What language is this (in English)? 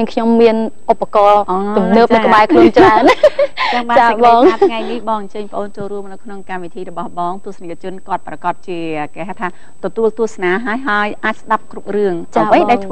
Thai